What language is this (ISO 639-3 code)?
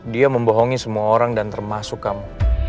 ind